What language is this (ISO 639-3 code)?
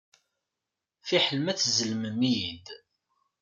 kab